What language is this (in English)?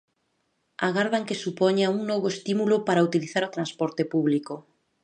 Galician